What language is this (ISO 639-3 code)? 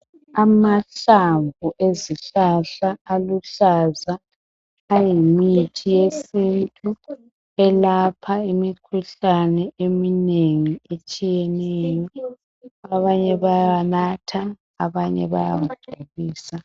nde